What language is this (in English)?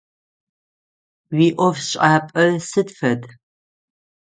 Adyghe